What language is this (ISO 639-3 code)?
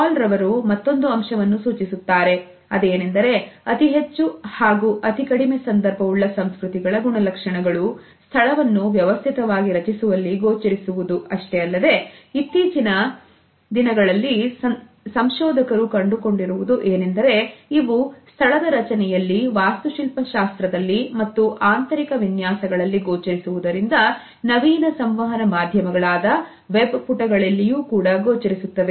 kan